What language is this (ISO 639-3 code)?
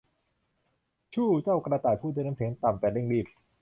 tha